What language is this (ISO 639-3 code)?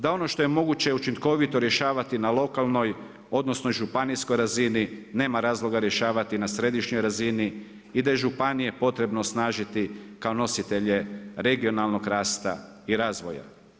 hrv